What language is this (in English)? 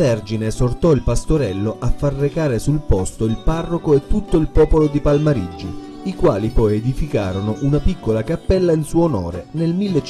Italian